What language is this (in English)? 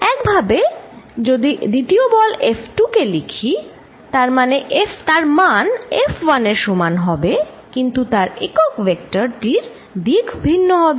Bangla